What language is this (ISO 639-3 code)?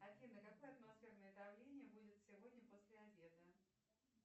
rus